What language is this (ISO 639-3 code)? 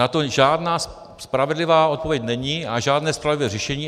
ces